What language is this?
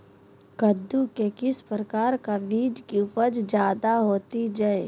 Magahi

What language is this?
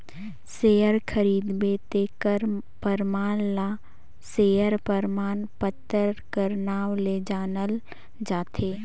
Chhattisgarhi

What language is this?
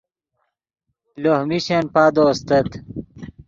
Yidgha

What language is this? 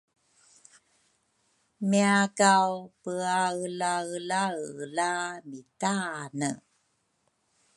Rukai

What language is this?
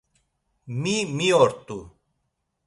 Laz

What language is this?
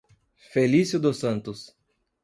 Portuguese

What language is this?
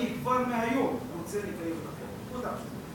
Hebrew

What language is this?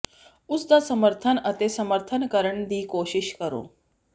Punjabi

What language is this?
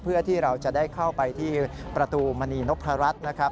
Thai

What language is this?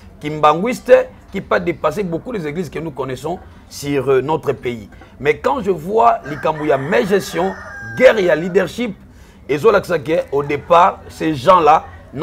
French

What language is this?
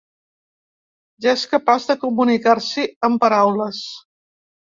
Catalan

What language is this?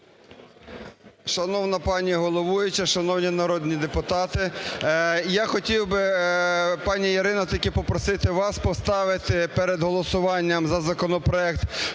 Ukrainian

